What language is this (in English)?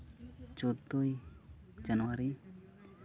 Santali